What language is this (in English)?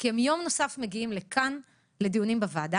Hebrew